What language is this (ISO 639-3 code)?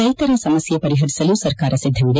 kan